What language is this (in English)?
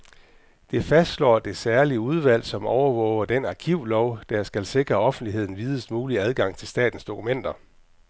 Danish